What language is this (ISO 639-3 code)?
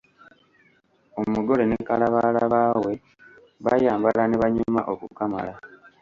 lug